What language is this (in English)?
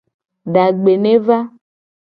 Gen